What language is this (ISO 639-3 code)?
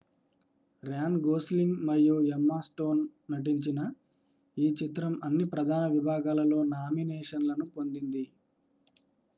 tel